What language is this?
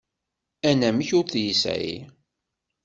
Kabyle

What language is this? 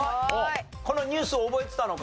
Japanese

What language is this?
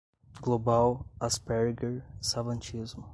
Portuguese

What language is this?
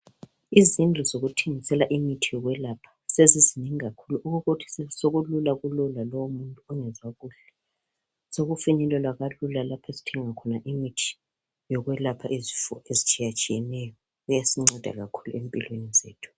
North Ndebele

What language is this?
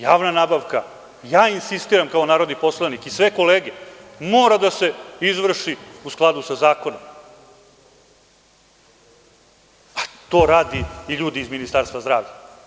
Serbian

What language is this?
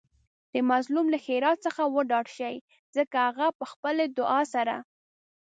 Pashto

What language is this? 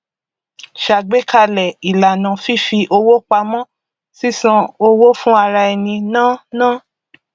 Yoruba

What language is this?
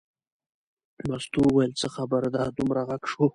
Pashto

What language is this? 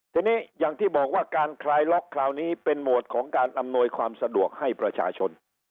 Thai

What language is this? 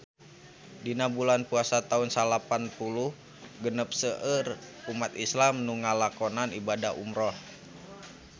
Sundanese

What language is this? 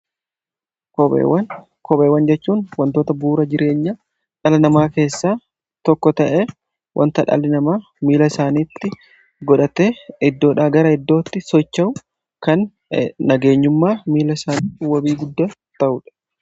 Oromo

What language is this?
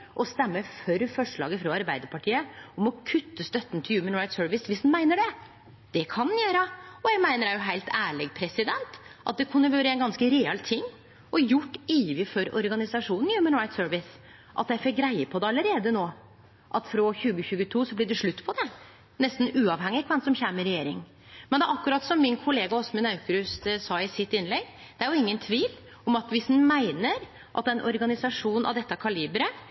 Norwegian Nynorsk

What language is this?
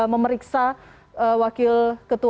Indonesian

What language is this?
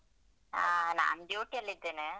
Kannada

